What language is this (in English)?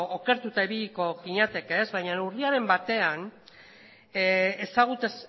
Basque